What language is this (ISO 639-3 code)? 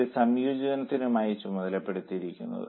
mal